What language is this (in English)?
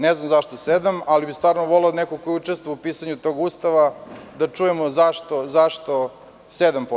Serbian